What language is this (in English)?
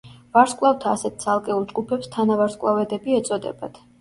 Georgian